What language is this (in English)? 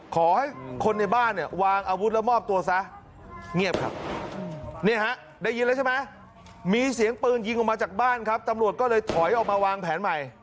Thai